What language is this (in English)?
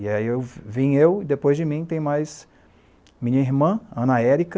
Portuguese